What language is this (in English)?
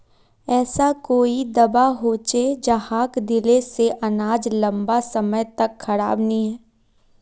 Magahi